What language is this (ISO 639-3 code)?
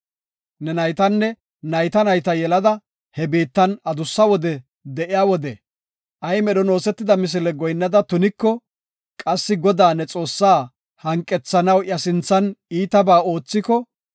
gof